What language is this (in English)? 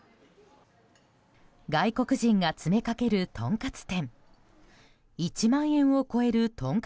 Japanese